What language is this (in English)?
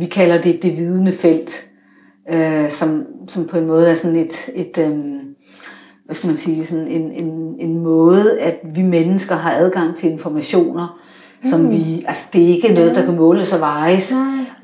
Danish